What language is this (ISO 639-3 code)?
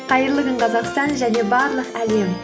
kaz